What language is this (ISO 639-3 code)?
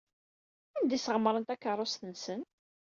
kab